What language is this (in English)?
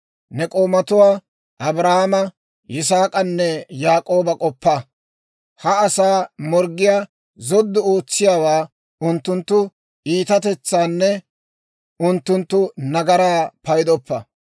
Dawro